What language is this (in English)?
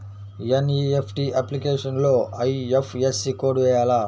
Telugu